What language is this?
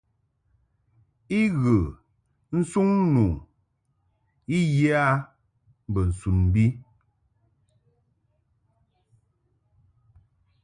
Mungaka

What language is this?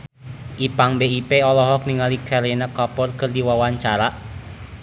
Sundanese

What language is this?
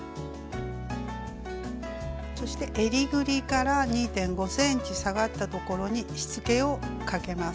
Japanese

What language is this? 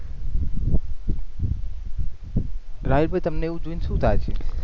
Gujarati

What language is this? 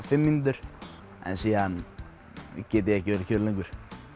Icelandic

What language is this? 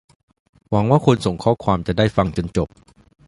Thai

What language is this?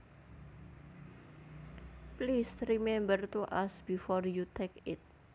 Javanese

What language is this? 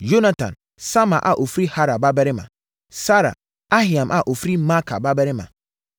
Akan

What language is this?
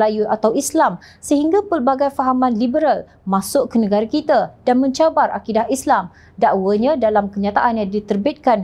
Malay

